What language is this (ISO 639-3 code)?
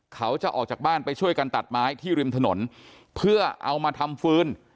tha